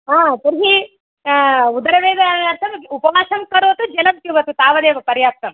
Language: Sanskrit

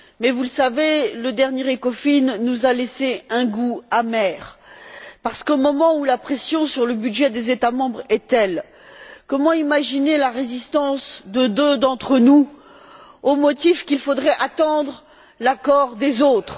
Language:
French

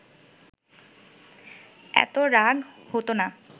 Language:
Bangla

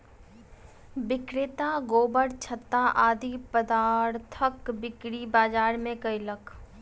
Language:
Maithili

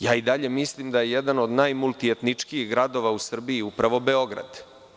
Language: Serbian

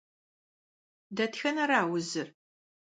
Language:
Kabardian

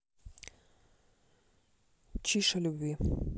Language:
Russian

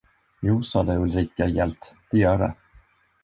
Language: Swedish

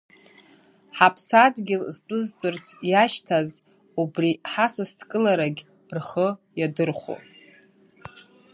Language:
Abkhazian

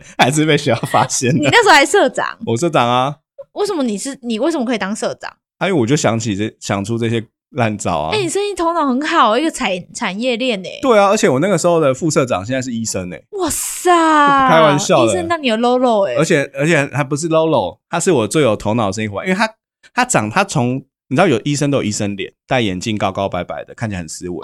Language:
Chinese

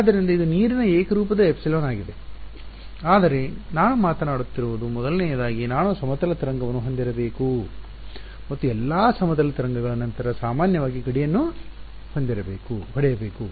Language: Kannada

